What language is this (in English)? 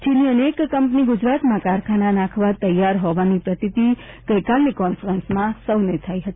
Gujarati